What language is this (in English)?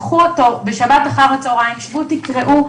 Hebrew